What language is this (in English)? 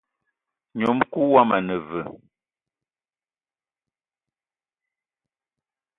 Eton (Cameroon)